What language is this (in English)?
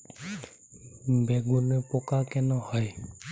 Bangla